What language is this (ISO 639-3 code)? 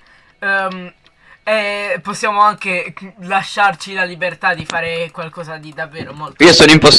ita